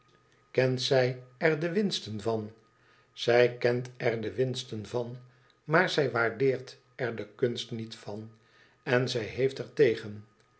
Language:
Dutch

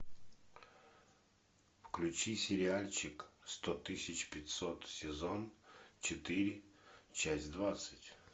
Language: Russian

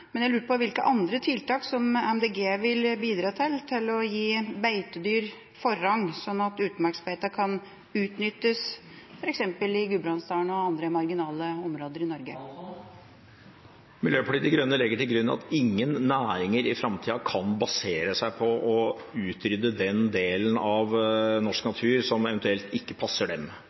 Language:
Norwegian Bokmål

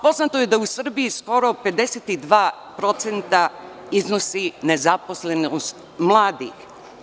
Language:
Serbian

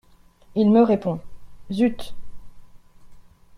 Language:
French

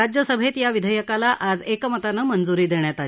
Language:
Marathi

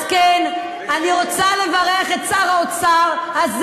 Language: Hebrew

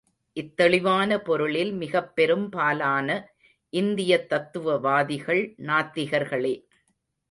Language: Tamil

